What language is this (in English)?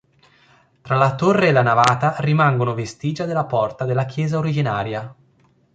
Italian